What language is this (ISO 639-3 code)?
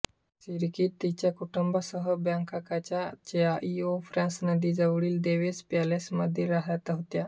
mar